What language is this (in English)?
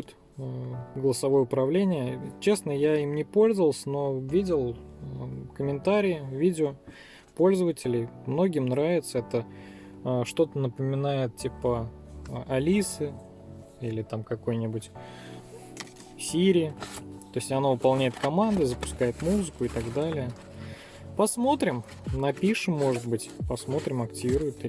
Russian